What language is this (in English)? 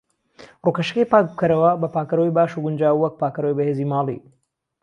Central Kurdish